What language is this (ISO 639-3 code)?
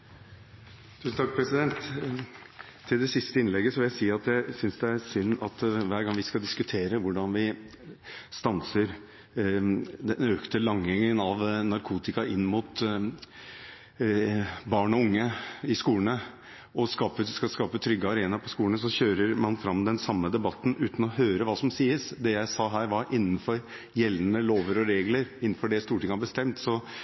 nor